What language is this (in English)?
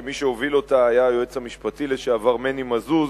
Hebrew